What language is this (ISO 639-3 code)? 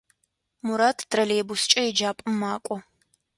ady